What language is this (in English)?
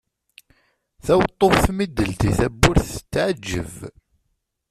Kabyle